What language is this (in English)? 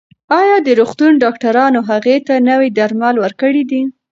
Pashto